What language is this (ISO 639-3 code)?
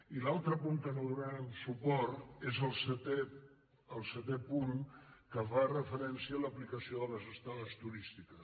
cat